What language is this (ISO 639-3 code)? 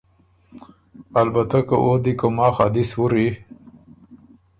oru